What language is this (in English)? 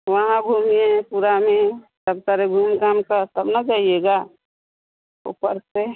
Hindi